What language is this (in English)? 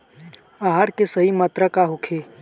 Bhojpuri